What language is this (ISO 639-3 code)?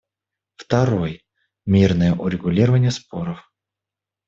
rus